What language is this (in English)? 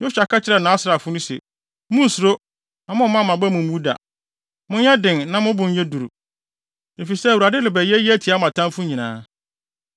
Akan